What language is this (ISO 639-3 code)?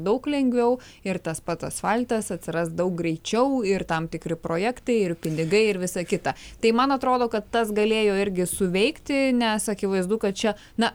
lit